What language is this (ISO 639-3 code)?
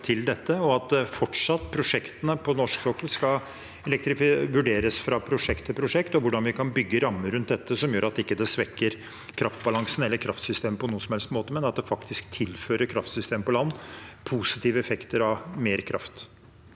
nor